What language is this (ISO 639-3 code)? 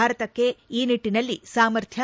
kan